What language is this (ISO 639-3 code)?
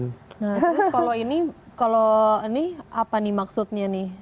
ind